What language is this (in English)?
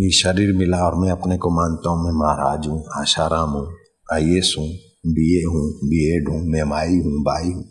Hindi